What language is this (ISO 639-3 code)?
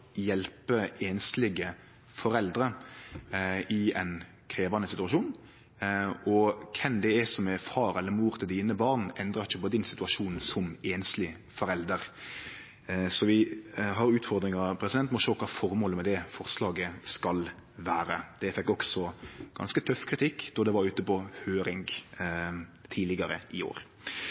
nno